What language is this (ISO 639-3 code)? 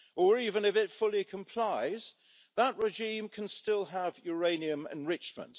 eng